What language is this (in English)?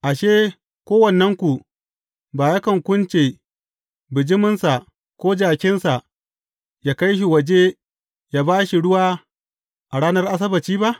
Hausa